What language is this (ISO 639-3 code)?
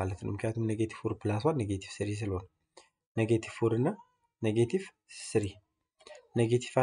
ara